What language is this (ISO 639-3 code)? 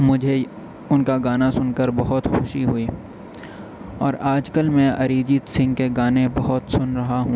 urd